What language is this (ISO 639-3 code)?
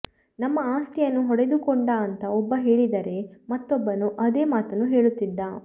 kan